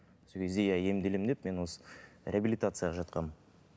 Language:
Kazakh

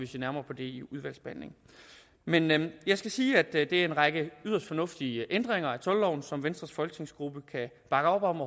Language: Danish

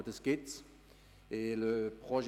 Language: Swiss German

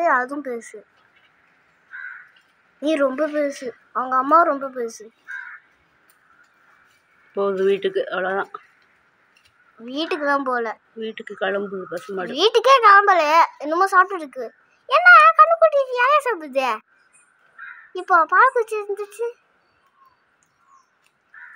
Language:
Tamil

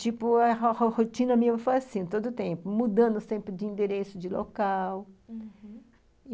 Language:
Portuguese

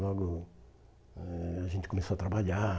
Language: Portuguese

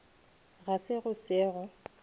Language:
Northern Sotho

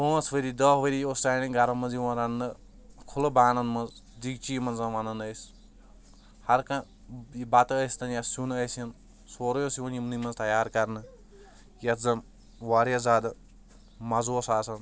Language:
Kashmiri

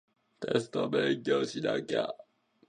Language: Japanese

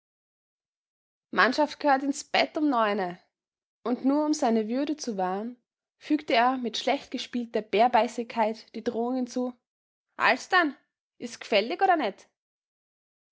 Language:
German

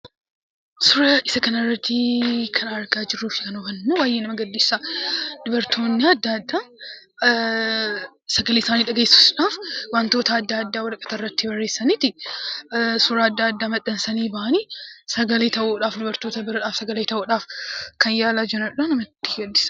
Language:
Oromo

